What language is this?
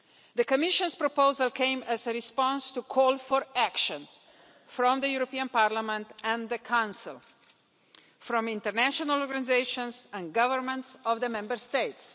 English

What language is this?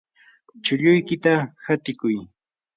Yanahuanca Pasco Quechua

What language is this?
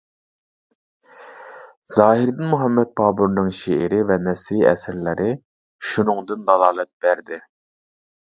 Uyghur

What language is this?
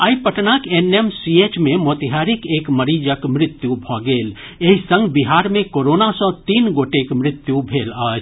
Maithili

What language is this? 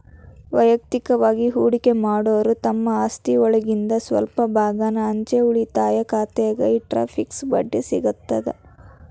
Kannada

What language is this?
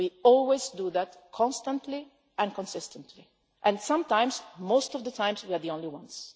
English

